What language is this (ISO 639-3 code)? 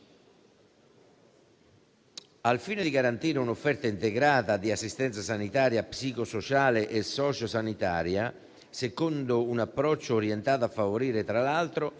ita